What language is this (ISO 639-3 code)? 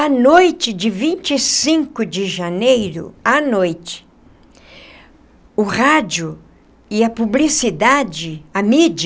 por